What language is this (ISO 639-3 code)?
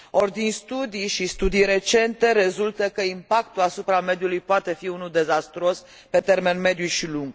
ron